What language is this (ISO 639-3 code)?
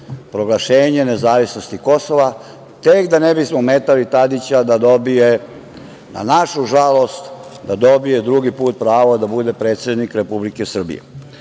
srp